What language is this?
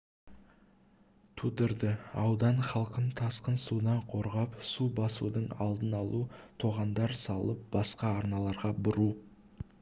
Kazakh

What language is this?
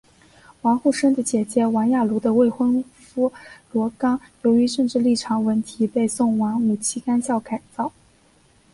Chinese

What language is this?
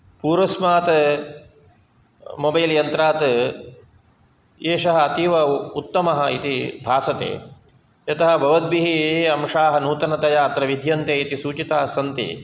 Sanskrit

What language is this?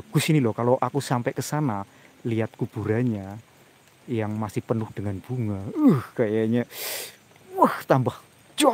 Indonesian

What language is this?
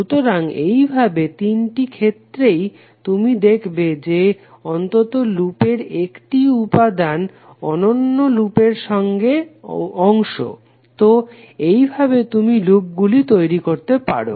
Bangla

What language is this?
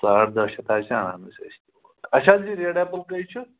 Kashmiri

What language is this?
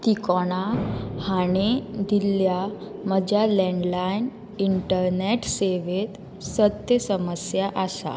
Konkani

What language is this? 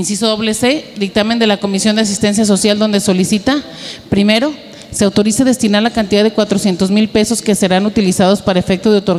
Spanish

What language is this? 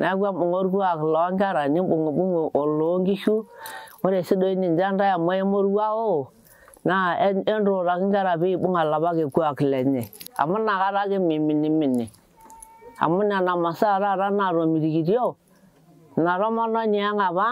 Indonesian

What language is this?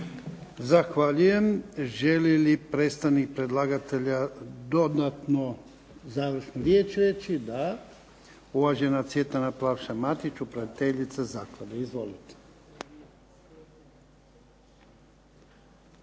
Croatian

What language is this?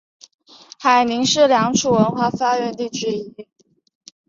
Chinese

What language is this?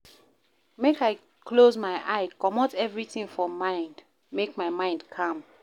Nigerian Pidgin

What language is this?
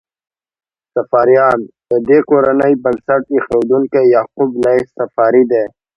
Pashto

